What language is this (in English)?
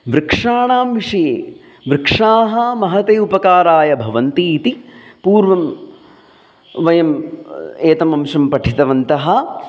Sanskrit